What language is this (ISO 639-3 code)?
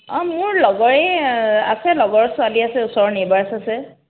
asm